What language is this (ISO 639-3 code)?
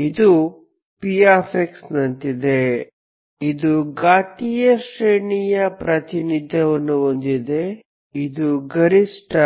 kan